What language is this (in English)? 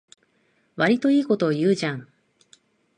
Japanese